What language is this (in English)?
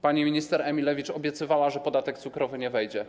Polish